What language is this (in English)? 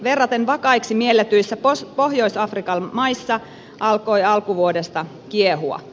Finnish